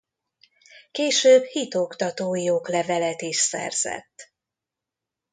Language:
Hungarian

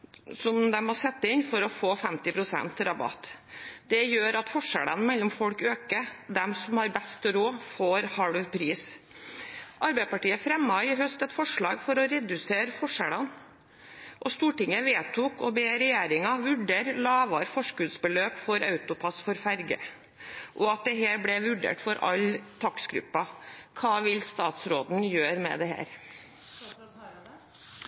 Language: Norwegian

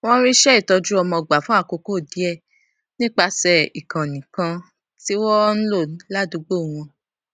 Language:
Yoruba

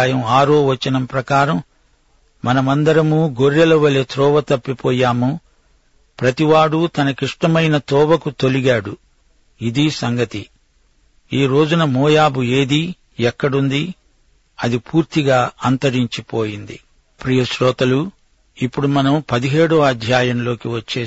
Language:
Telugu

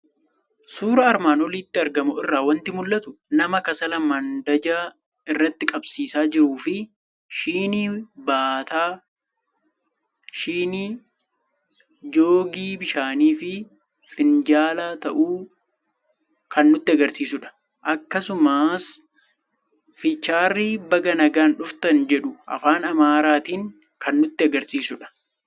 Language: Oromo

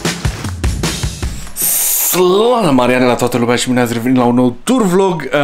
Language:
Romanian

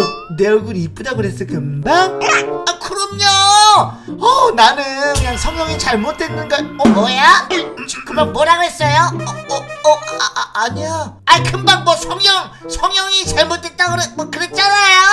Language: Korean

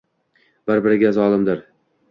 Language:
Uzbek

